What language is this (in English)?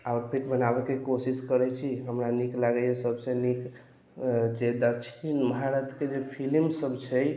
Maithili